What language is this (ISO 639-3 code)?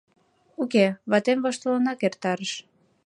chm